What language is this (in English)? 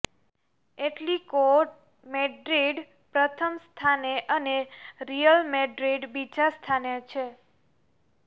Gujarati